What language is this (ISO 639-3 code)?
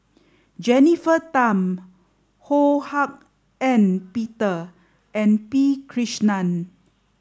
eng